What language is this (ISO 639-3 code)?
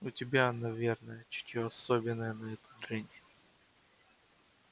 rus